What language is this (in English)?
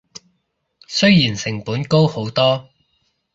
Cantonese